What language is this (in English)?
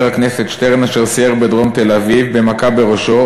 Hebrew